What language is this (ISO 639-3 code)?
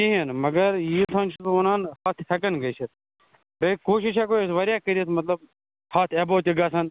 kas